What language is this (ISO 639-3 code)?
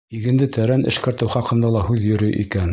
bak